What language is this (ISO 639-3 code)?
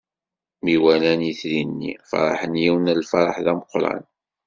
kab